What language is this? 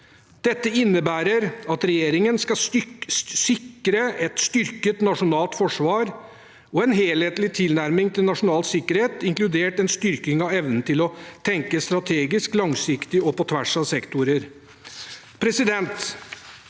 Norwegian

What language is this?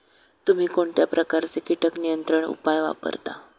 Marathi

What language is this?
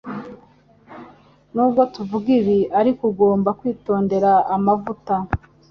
Kinyarwanda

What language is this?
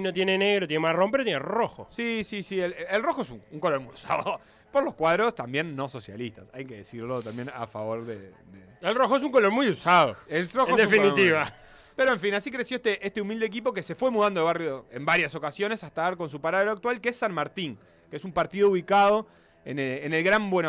Spanish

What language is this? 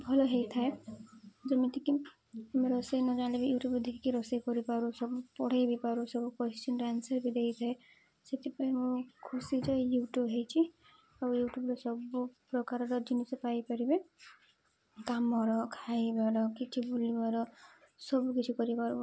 Odia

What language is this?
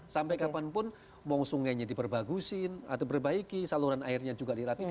Indonesian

